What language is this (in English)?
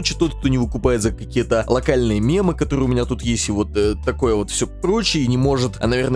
Russian